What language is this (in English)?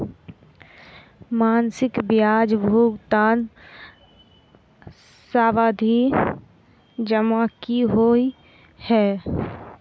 Maithili